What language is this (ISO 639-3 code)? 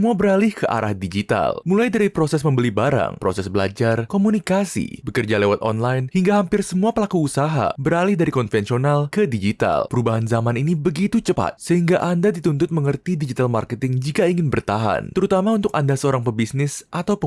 ind